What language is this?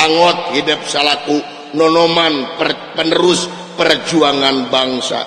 Indonesian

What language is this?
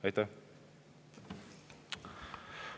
Estonian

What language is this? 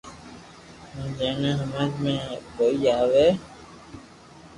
Loarki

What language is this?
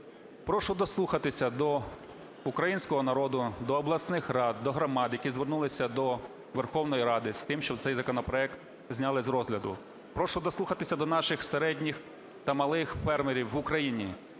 Ukrainian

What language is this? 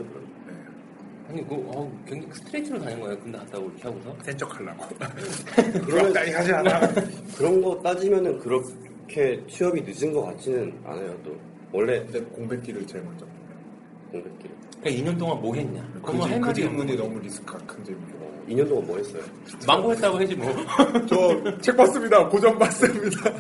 Korean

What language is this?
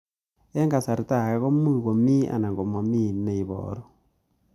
Kalenjin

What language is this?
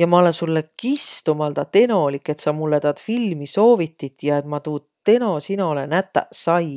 Võro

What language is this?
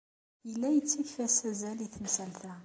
Kabyle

